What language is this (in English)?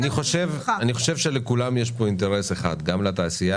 Hebrew